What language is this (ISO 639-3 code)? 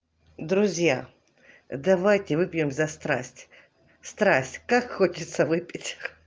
rus